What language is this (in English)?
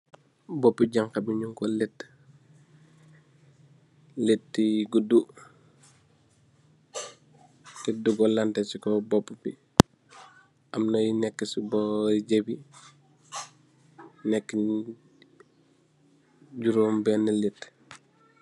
Wolof